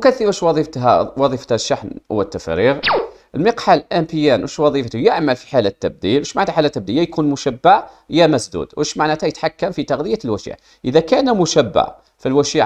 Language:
Arabic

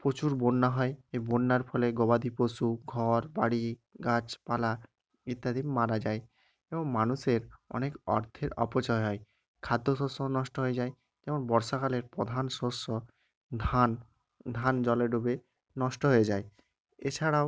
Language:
Bangla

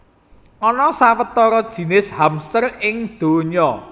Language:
Javanese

